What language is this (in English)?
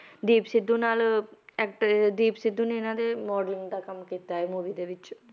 Punjabi